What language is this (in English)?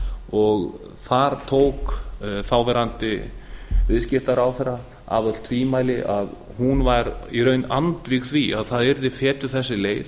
Icelandic